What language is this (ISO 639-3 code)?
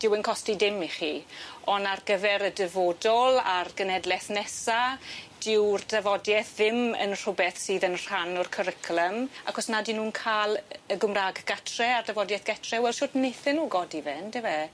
cym